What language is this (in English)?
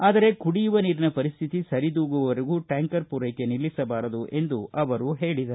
Kannada